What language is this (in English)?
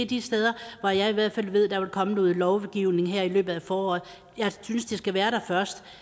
Danish